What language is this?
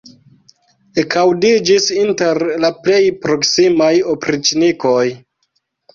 Esperanto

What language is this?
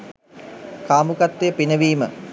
Sinhala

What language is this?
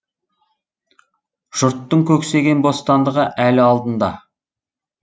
Kazakh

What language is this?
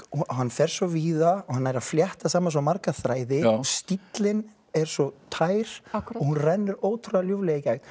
Icelandic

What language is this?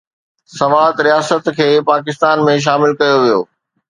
Sindhi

